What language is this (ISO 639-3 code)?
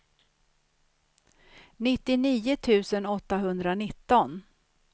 swe